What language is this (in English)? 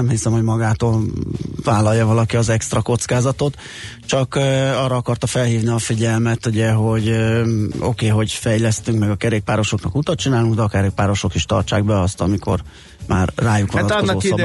Hungarian